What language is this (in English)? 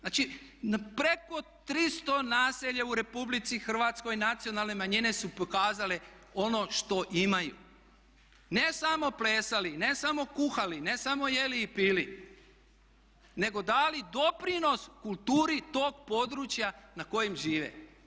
Croatian